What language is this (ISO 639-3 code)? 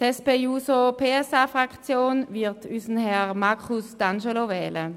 gsw